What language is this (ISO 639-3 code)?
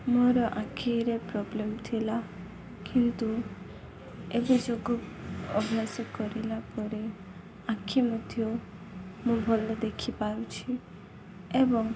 ori